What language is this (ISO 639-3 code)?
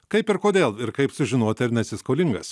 lit